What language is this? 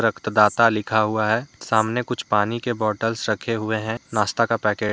Hindi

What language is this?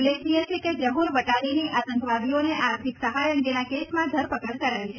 Gujarati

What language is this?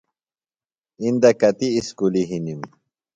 Phalura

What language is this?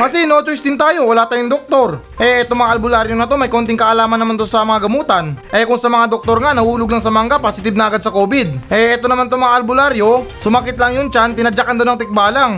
Filipino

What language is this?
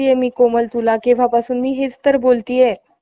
Marathi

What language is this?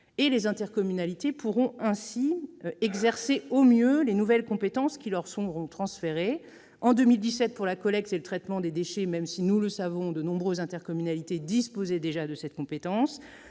French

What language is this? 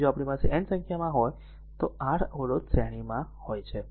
Gujarati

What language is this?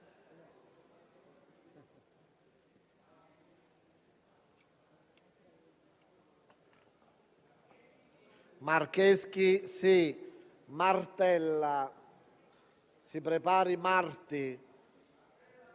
Italian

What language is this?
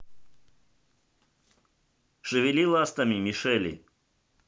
Russian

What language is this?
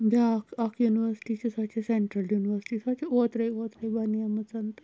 Kashmiri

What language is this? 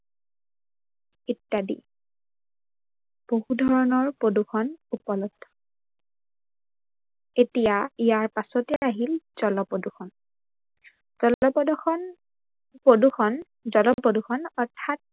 Assamese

